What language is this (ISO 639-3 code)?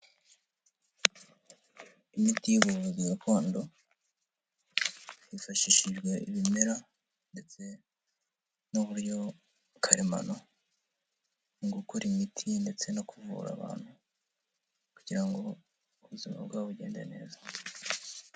kin